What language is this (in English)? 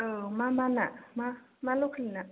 Bodo